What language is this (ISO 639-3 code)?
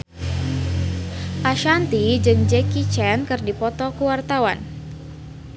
sun